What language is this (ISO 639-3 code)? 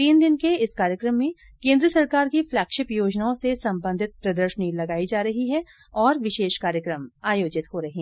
hin